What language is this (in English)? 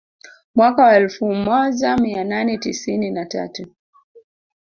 Swahili